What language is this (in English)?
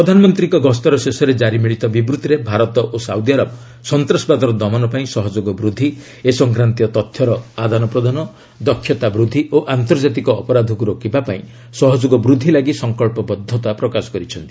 Odia